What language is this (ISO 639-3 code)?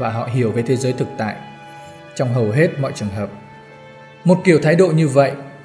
vie